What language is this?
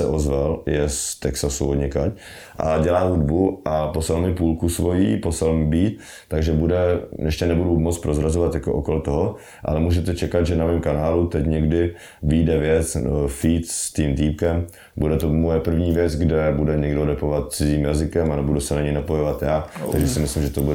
Czech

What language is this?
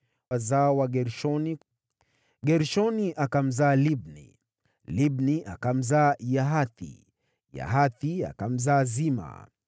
Swahili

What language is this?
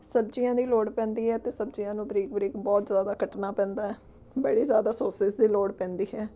Punjabi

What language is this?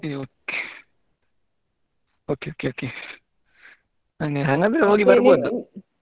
Kannada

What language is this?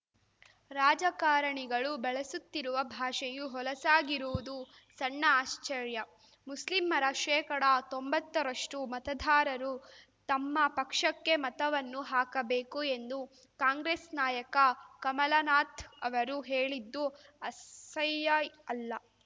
Kannada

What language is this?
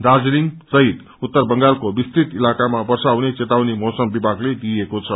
Nepali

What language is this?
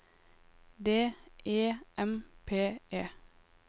Norwegian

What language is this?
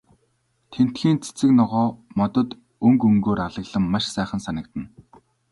Mongolian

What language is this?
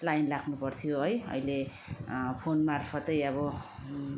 Nepali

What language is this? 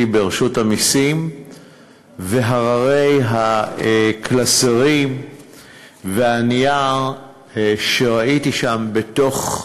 Hebrew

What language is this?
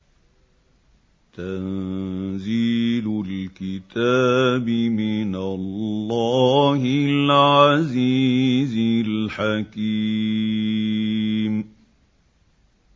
Arabic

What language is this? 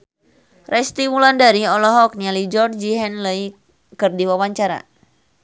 Sundanese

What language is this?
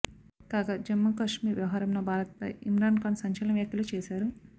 Telugu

